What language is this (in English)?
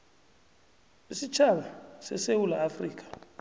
South Ndebele